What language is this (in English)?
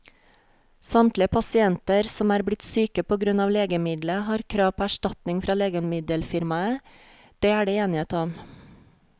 Norwegian